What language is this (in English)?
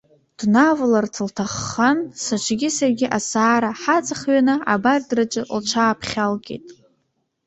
Abkhazian